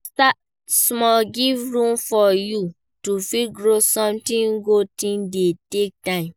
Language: Nigerian Pidgin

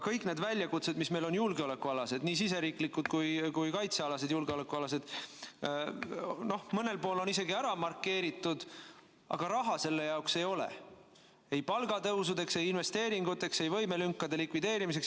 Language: Estonian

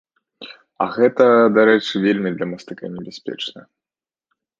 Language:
Belarusian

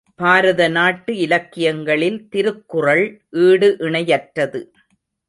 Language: Tamil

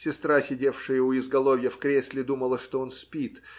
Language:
Russian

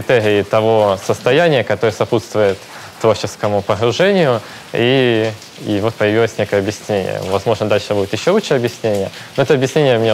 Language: Russian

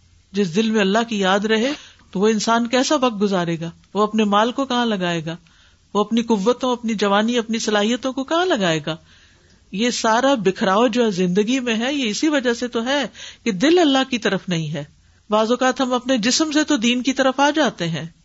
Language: Urdu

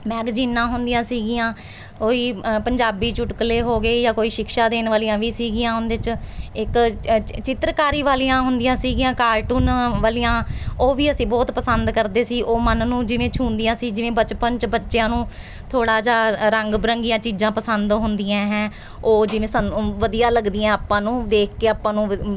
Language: Punjabi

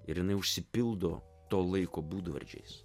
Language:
Lithuanian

